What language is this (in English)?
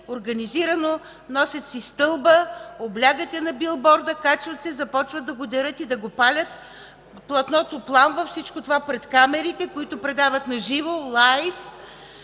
Bulgarian